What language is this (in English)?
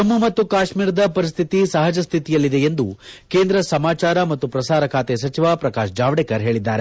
Kannada